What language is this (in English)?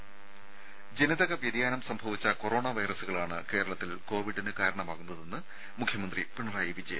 Malayalam